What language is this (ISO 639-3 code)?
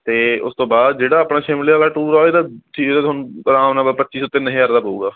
pan